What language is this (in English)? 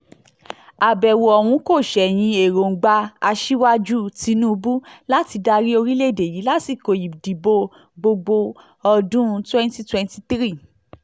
Yoruba